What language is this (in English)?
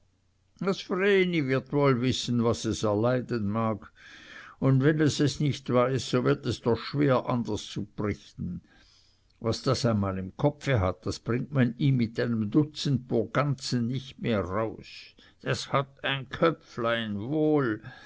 German